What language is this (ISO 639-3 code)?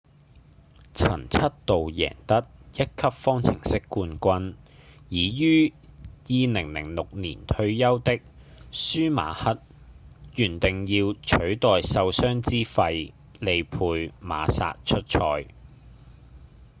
yue